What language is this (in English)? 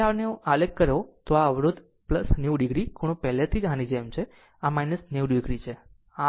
Gujarati